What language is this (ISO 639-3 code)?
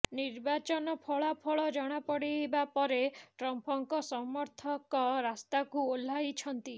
ori